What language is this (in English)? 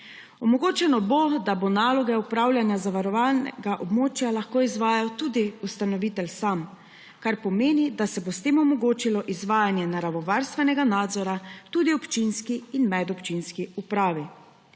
Slovenian